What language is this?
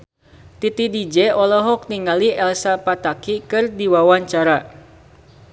Sundanese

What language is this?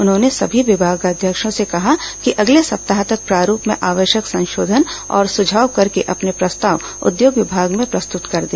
Hindi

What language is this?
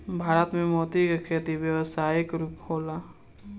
Bhojpuri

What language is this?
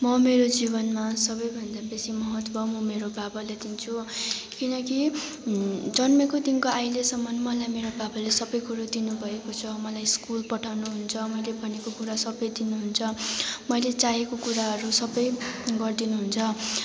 Nepali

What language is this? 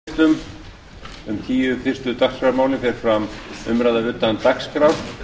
Icelandic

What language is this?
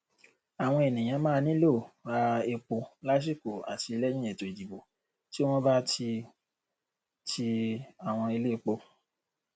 Yoruba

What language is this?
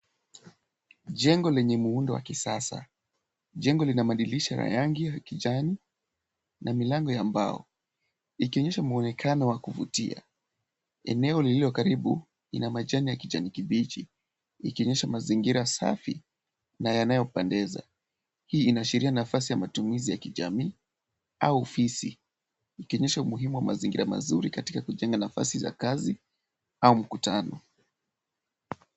Swahili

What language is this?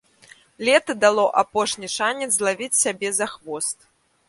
Belarusian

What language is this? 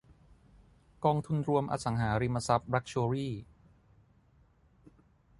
Thai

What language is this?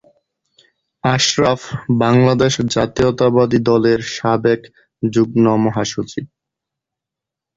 Bangla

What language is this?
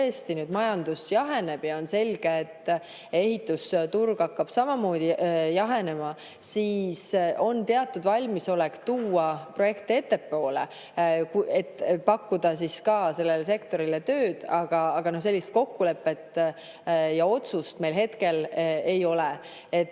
Estonian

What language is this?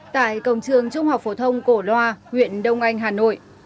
Vietnamese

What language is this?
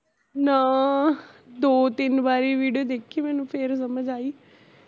Punjabi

